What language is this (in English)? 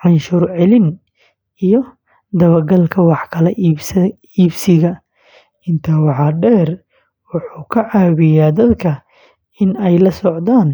Somali